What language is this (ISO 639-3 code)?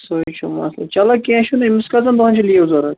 kas